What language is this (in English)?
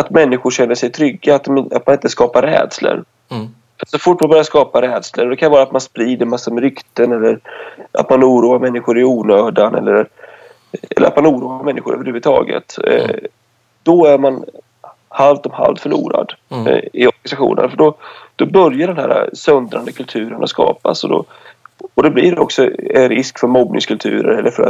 Swedish